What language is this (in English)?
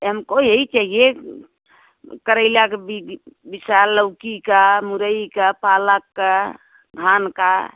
Hindi